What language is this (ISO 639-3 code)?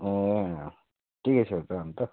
nep